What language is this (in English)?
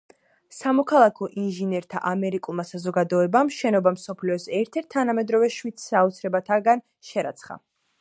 Georgian